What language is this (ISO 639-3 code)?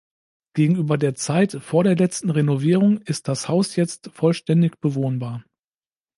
deu